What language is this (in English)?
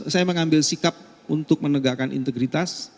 Indonesian